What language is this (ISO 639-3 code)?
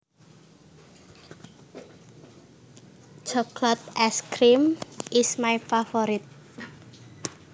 jav